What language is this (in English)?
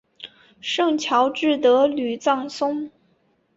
Chinese